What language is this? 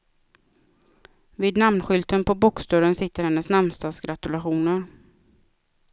Swedish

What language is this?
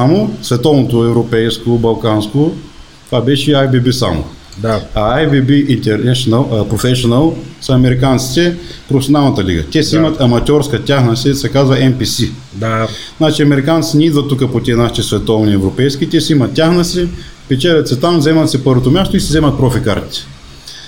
Bulgarian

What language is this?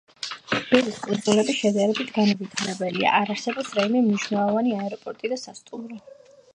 Georgian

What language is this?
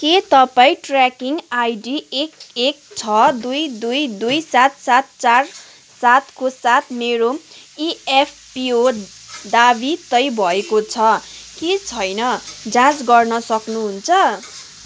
Nepali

